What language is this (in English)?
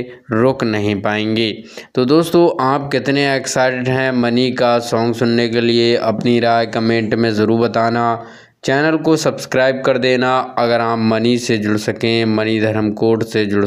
Hindi